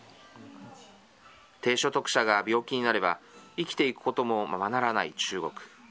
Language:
Japanese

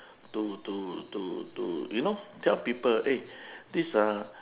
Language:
English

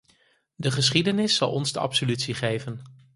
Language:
Dutch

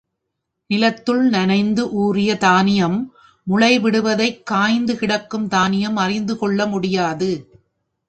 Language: Tamil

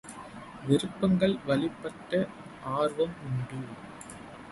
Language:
Tamil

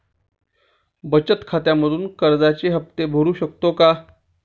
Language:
Marathi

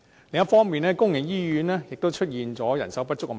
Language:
Cantonese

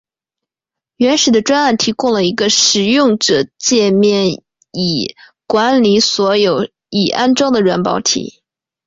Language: Chinese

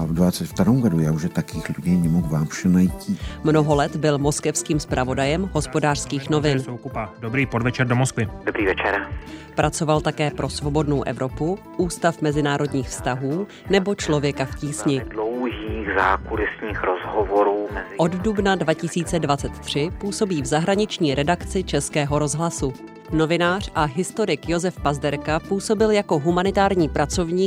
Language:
Czech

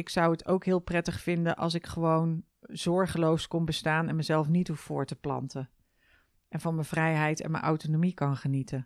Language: Dutch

